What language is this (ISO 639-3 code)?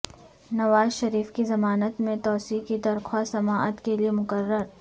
urd